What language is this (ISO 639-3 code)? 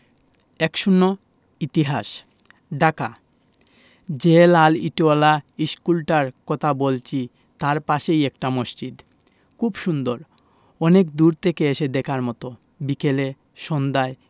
ben